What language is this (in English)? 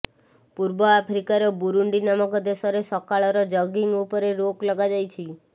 Odia